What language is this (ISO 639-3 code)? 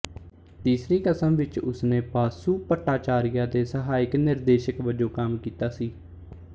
pan